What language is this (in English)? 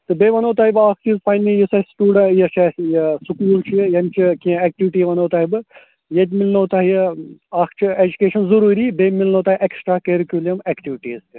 Kashmiri